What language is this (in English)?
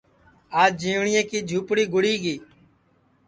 Sansi